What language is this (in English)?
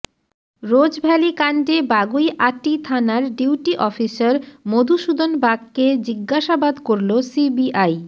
Bangla